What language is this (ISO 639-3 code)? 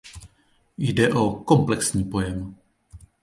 ces